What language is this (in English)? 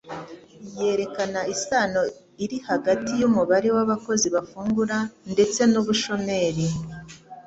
Kinyarwanda